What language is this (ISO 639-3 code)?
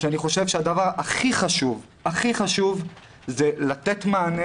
heb